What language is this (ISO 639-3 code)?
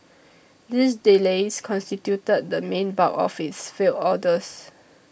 eng